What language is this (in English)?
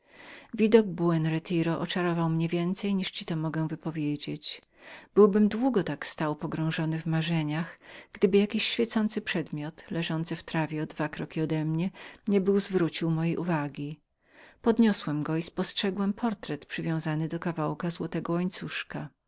Polish